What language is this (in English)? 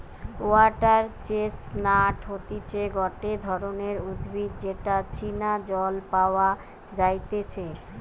Bangla